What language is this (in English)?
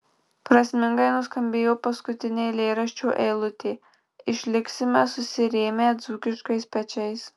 Lithuanian